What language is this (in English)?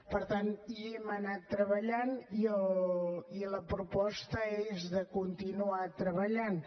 Catalan